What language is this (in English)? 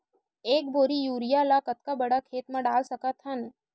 Chhattisgarhi